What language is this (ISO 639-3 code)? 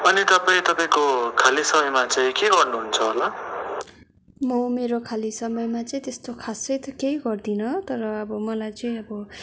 nep